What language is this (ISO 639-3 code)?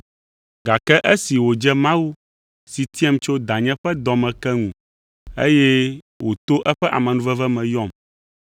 ewe